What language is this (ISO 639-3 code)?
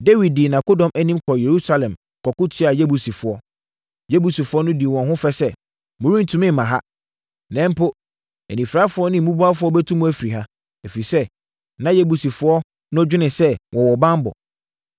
aka